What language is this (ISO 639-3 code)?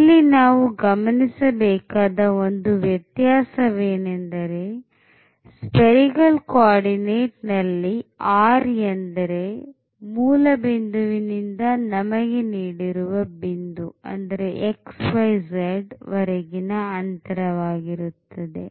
kan